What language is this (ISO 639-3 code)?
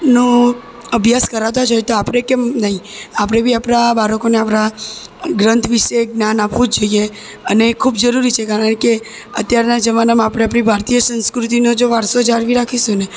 guj